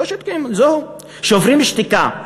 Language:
Hebrew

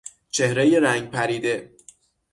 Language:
Persian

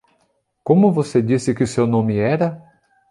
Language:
Portuguese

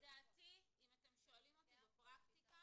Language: Hebrew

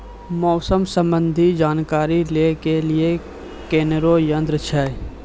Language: Maithili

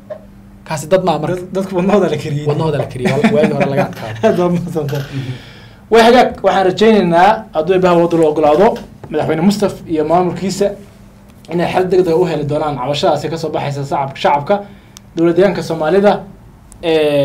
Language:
Arabic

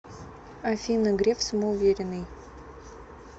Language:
Russian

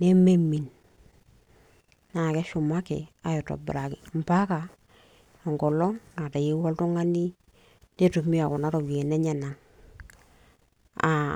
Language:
Masai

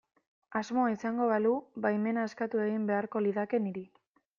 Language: Basque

